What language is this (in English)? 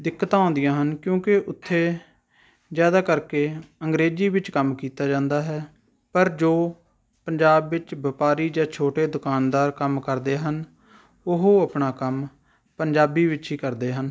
Punjabi